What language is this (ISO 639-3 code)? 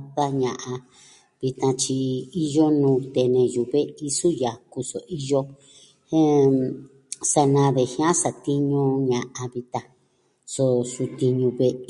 meh